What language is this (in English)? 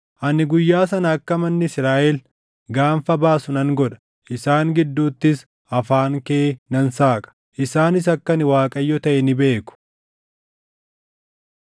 Oromo